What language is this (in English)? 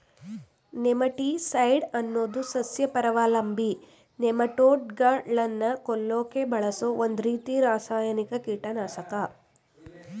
Kannada